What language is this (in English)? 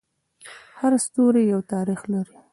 Pashto